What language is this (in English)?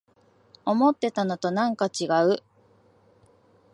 Japanese